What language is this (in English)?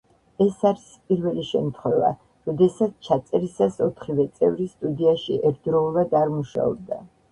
Georgian